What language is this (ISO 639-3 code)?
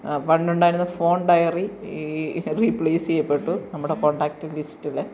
mal